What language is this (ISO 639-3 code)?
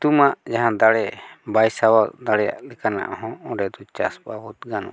sat